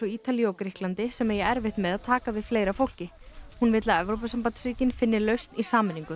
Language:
Icelandic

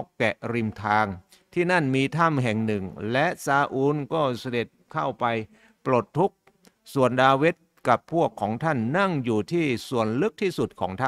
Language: Thai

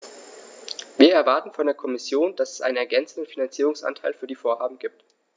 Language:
German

